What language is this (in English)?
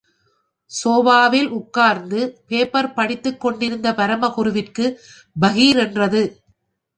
Tamil